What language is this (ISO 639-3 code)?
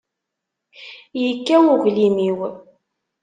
kab